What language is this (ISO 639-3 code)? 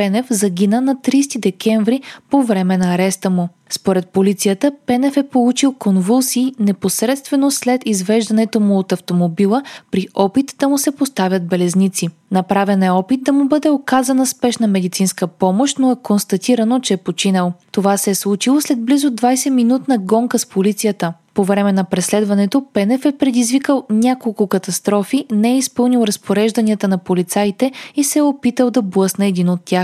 bul